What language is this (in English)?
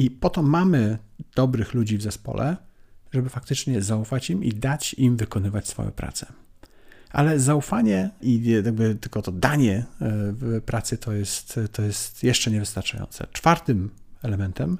Polish